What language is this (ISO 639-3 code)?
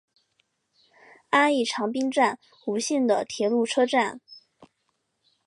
zho